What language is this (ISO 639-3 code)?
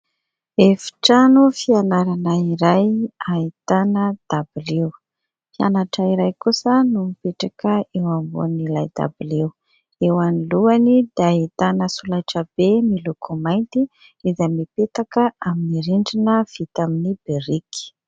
mlg